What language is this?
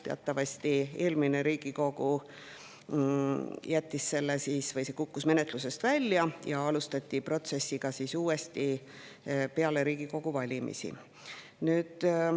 Estonian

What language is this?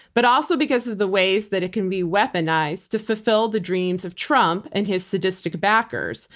English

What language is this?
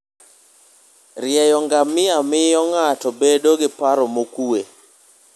Luo (Kenya and Tanzania)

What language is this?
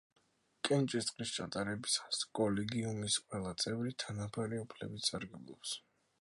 Georgian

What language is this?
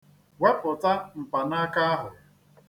Igbo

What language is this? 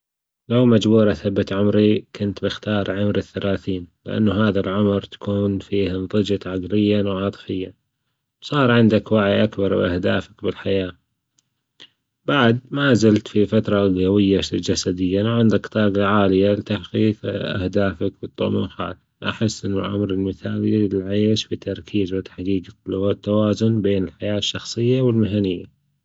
Gulf Arabic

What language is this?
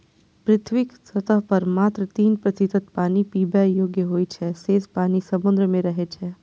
Maithili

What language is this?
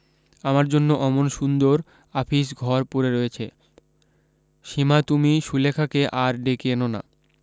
Bangla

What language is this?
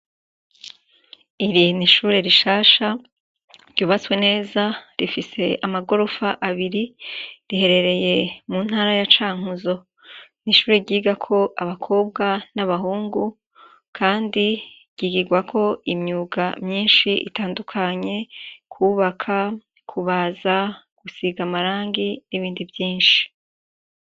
Rundi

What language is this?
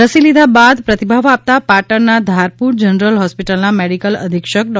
Gujarati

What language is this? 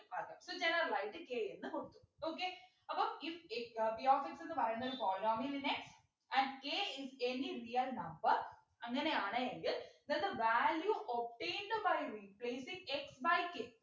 Malayalam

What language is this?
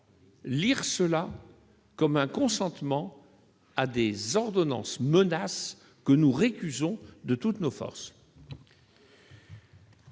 French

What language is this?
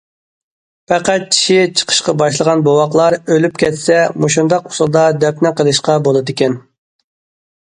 Uyghur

